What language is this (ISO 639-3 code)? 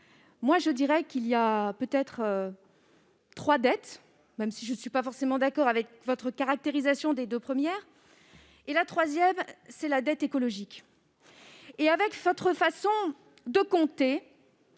fra